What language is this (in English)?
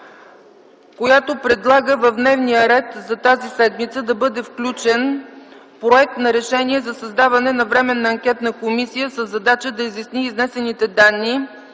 Bulgarian